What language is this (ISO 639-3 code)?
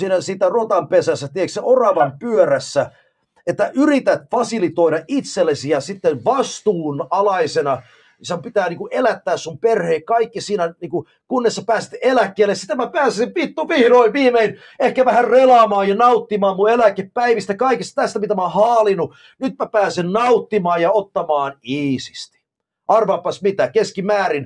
fin